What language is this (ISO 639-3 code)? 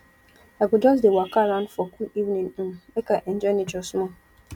pcm